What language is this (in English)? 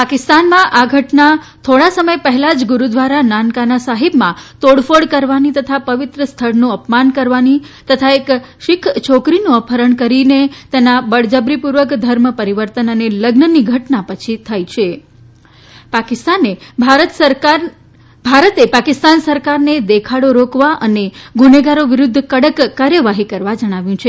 Gujarati